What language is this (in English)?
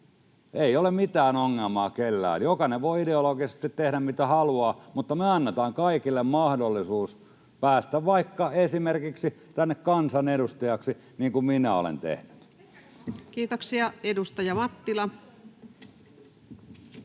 Finnish